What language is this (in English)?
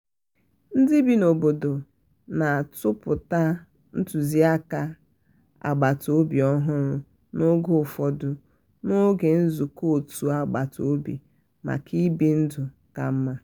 Igbo